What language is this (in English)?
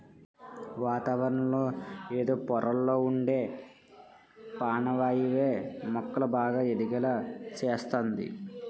Telugu